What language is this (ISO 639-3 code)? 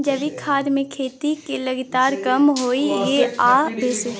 mai